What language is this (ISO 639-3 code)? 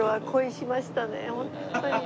jpn